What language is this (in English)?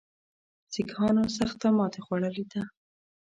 Pashto